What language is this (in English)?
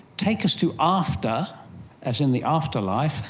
English